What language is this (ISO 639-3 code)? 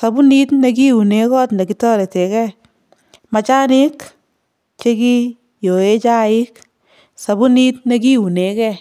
kln